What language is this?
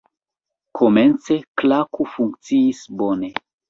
Esperanto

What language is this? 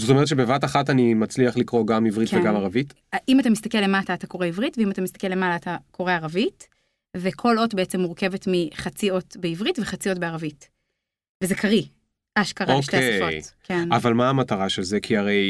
Hebrew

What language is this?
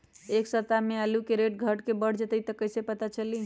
Magahi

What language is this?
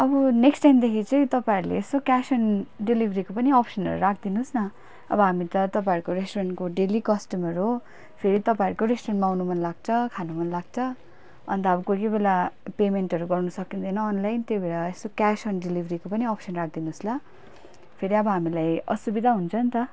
Nepali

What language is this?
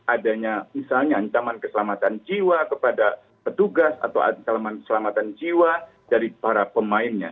Indonesian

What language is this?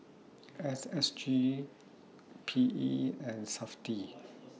English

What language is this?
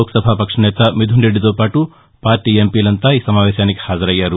Telugu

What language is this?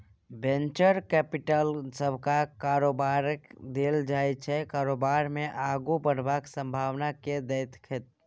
Maithili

